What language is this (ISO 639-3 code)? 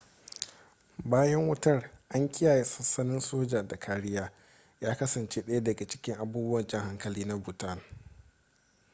hau